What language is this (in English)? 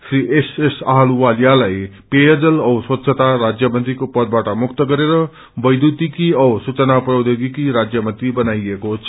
Nepali